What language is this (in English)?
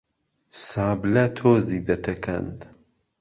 Central Kurdish